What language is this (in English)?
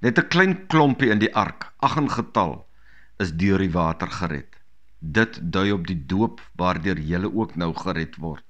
Dutch